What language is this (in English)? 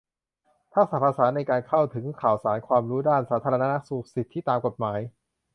Thai